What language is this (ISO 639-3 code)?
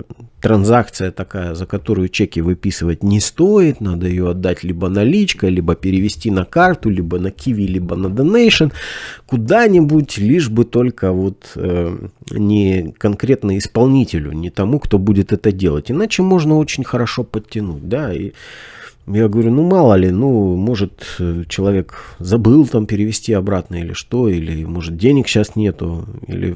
rus